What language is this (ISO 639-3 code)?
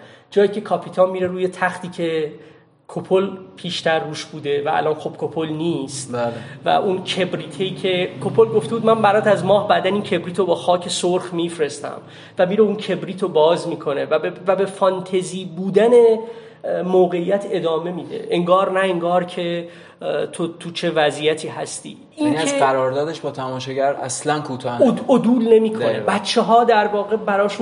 fas